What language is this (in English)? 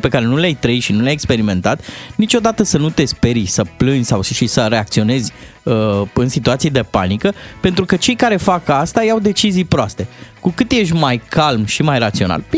Romanian